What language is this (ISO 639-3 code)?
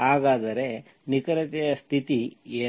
kan